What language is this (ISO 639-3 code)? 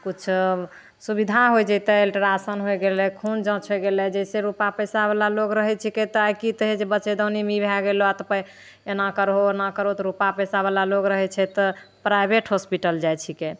mai